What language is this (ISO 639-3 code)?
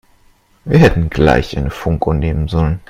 deu